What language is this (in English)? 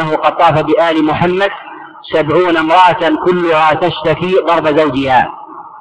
Arabic